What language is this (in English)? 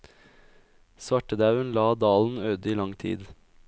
Norwegian